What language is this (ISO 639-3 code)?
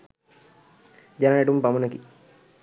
sin